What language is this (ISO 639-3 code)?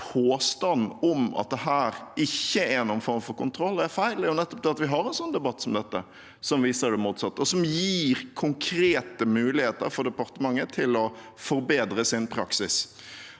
nor